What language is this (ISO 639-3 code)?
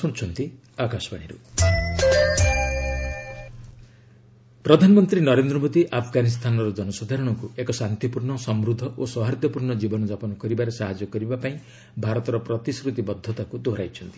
ori